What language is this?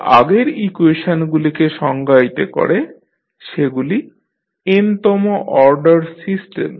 Bangla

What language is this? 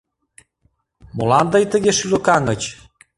Mari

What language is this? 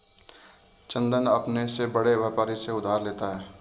Hindi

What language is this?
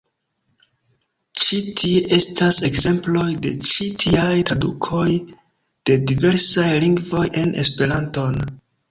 Esperanto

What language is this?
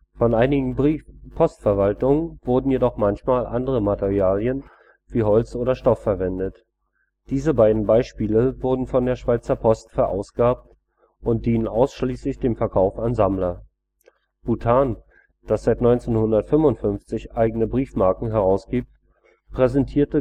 German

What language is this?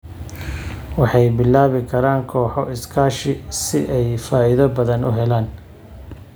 Somali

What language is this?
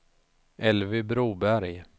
Swedish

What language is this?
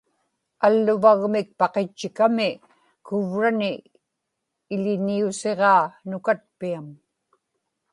Inupiaq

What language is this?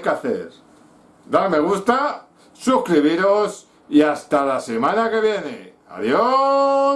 Spanish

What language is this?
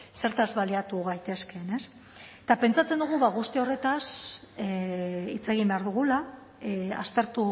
Basque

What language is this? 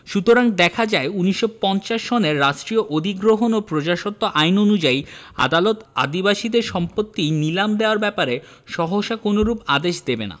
Bangla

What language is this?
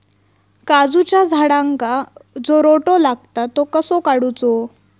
Marathi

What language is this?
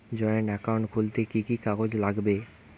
Bangla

